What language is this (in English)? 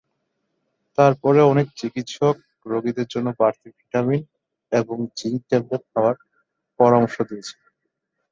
Bangla